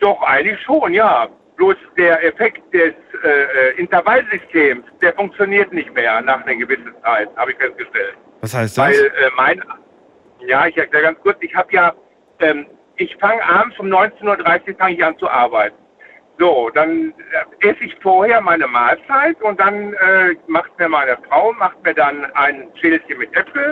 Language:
German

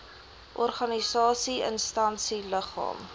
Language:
Afrikaans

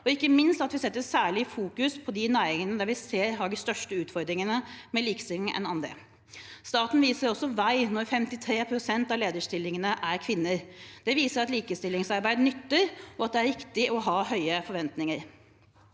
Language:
Norwegian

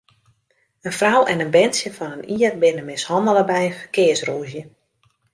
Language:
Western Frisian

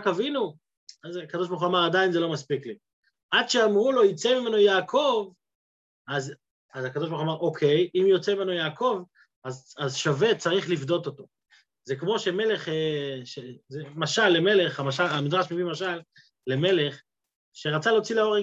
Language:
Hebrew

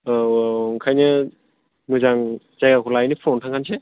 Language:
Bodo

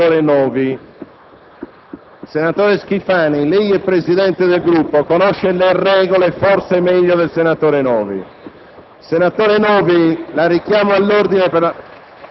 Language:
Italian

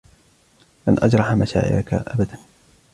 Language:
Arabic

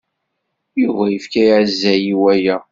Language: Kabyle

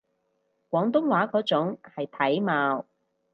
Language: Cantonese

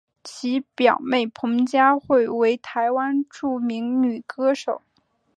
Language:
Chinese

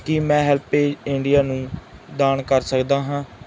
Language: Punjabi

